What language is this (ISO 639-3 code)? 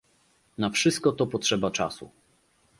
pol